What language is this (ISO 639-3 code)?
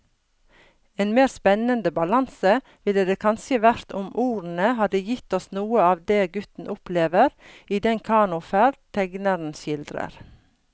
nor